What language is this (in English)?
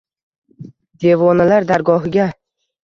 Uzbek